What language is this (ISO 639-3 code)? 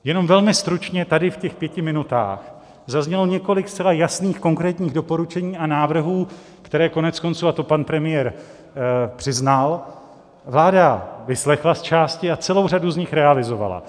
ces